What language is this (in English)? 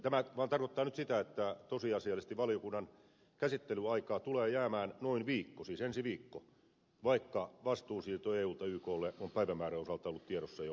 Finnish